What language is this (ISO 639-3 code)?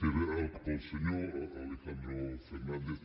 cat